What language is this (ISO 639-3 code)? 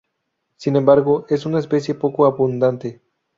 spa